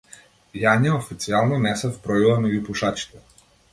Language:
Macedonian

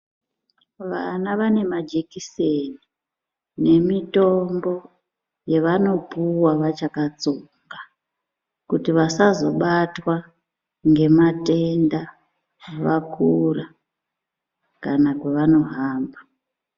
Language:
Ndau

